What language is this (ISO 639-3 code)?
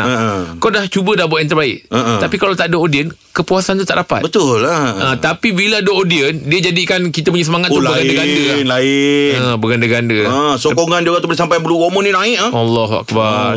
msa